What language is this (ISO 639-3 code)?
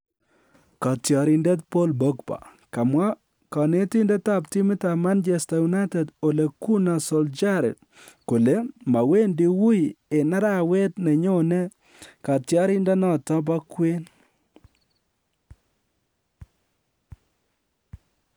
kln